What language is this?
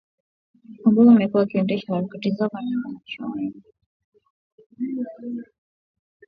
Swahili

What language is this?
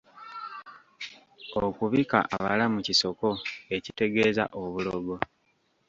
Ganda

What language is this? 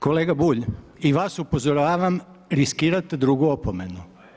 Croatian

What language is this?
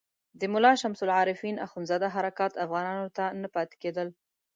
Pashto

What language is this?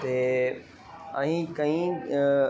Punjabi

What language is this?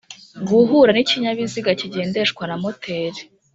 Kinyarwanda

